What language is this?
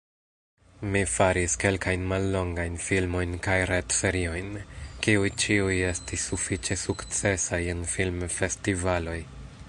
Esperanto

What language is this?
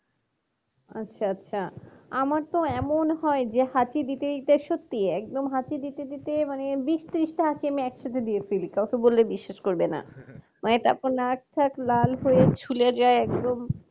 Bangla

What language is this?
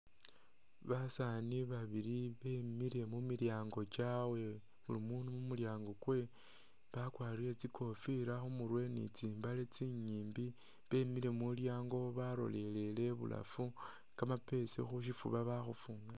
Masaaba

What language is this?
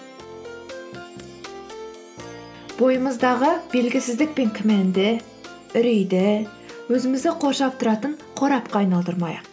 Kazakh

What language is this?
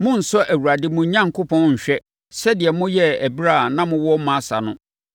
Akan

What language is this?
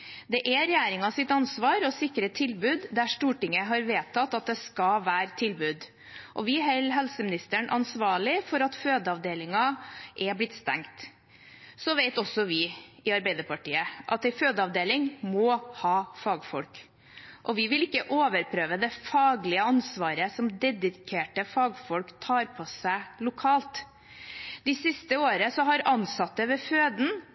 Norwegian Bokmål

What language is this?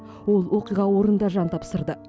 Kazakh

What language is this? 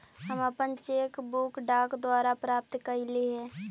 Magahi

